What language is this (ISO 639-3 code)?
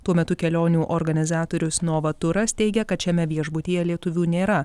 lit